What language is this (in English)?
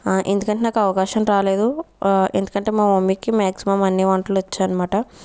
Telugu